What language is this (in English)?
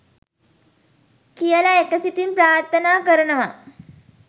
Sinhala